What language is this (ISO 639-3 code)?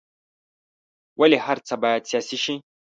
pus